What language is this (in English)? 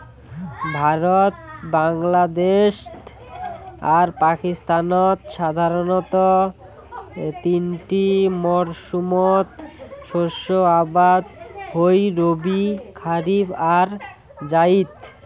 Bangla